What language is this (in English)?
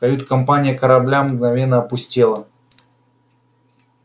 Russian